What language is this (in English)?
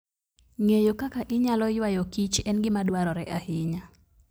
Luo (Kenya and Tanzania)